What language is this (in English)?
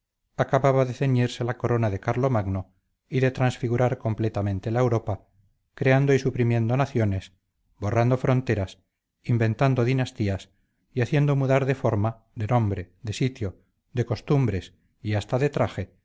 Spanish